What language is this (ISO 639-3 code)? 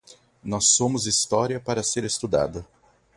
por